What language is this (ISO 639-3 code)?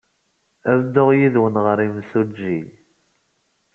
kab